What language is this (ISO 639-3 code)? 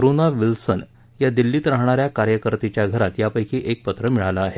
mar